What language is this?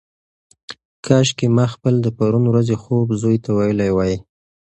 Pashto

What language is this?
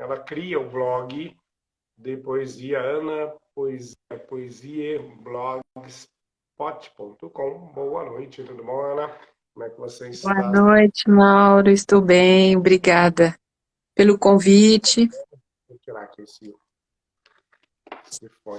Portuguese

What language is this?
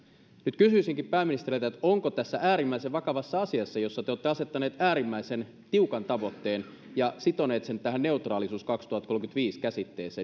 Finnish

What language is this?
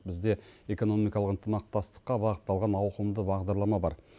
Kazakh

